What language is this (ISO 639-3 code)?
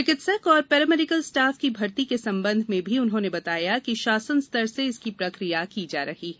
hin